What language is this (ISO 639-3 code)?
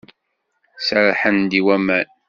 kab